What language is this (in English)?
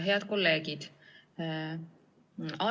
Estonian